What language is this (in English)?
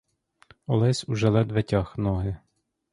Ukrainian